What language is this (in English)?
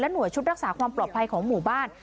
Thai